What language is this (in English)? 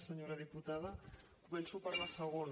Catalan